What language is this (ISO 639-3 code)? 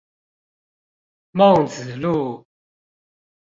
zho